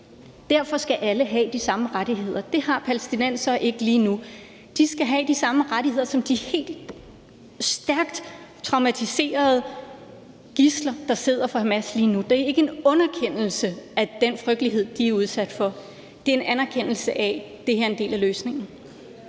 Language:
Danish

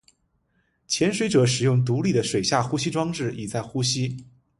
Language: Chinese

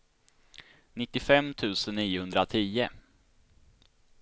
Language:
Swedish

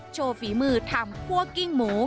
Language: Thai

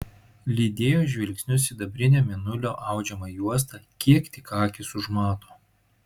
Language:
Lithuanian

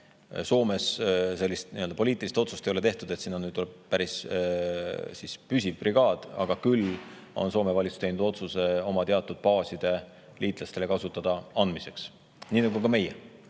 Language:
Estonian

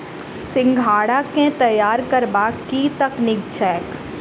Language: Maithili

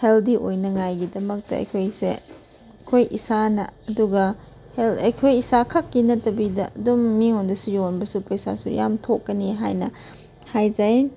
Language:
Manipuri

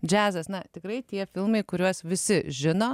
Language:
Lithuanian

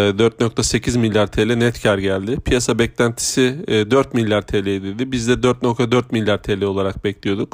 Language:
Turkish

